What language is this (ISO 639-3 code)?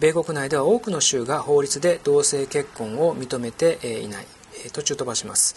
jpn